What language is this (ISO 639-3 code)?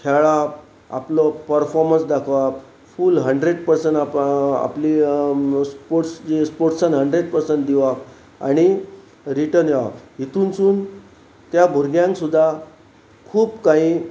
kok